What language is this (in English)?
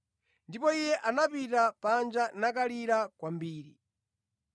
Nyanja